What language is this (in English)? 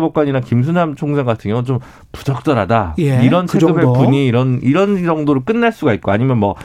Korean